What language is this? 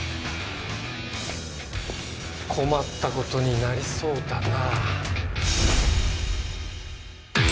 Japanese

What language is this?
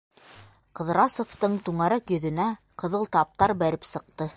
Bashkir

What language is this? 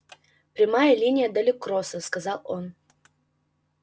Russian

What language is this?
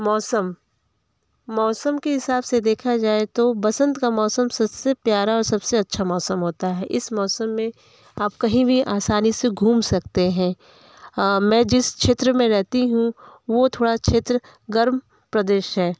Hindi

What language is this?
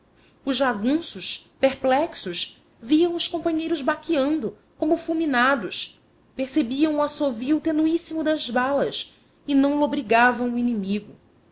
Portuguese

